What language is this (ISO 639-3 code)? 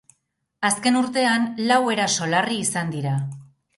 eus